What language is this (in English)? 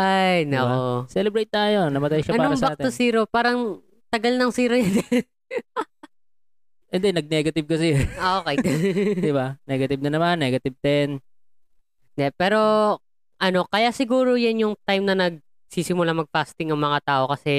Filipino